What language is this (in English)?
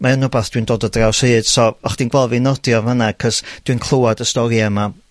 Welsh